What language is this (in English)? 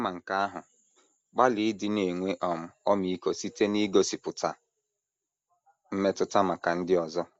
Igbo